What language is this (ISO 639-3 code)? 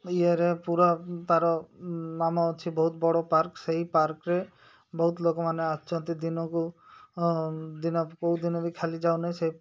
ori